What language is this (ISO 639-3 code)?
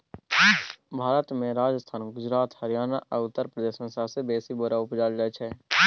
mai